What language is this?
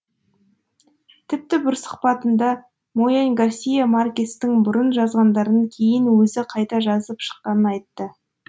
Kazakh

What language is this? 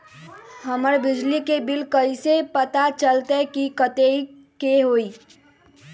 Magahi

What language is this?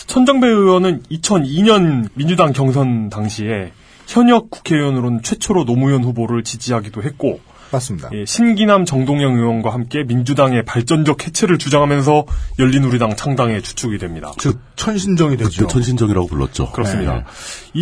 Korean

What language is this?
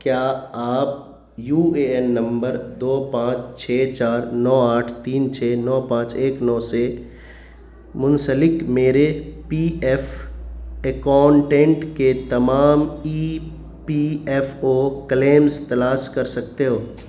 Urdu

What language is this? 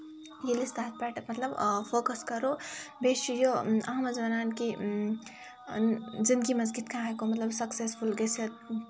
Kashmiri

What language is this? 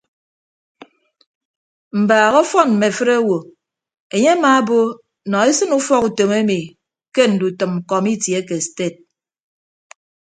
Ibibio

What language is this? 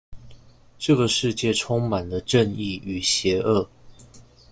Chinese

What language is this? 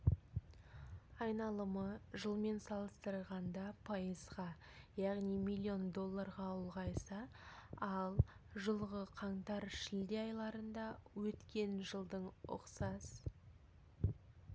Kazakh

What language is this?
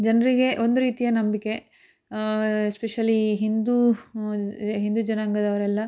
Kannada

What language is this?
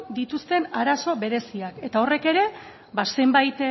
Basque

